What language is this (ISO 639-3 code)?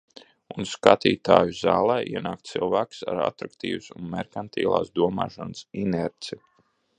lav